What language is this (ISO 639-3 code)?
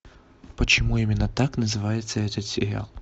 rus